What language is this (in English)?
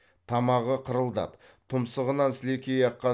Kazakh